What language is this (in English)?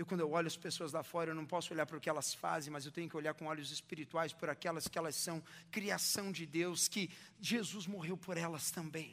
Portuguese